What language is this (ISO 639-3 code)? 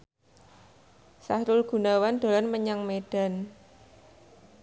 jav